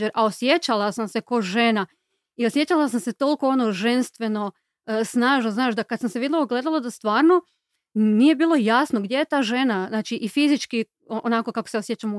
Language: Croatian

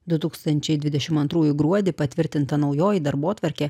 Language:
Lithuanian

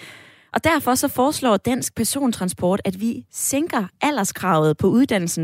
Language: Danish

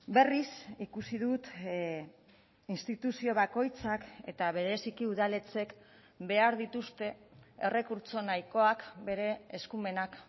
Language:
Basque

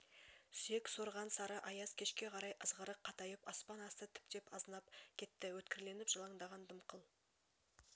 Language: Kazakh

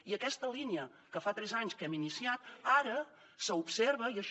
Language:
Catalan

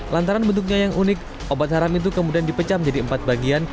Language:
Indonesian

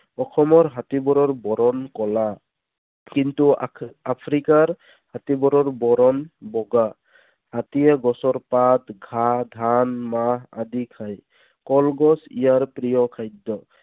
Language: Assamese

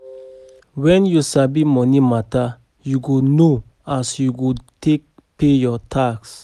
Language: Nigerian Pidgin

